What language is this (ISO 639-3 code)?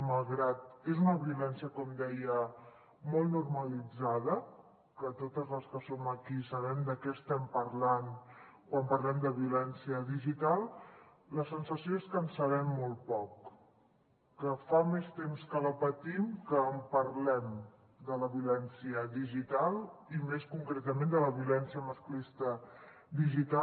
cat